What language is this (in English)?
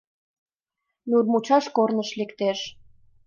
Mari